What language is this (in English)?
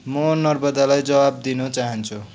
Nepali